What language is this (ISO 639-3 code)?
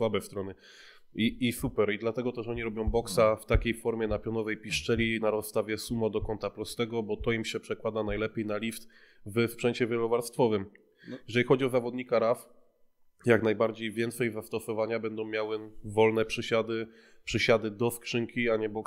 pol